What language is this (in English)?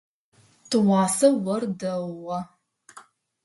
Adyghe